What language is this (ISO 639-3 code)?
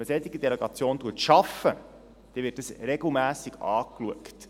gsw